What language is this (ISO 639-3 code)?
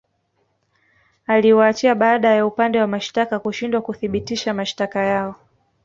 swa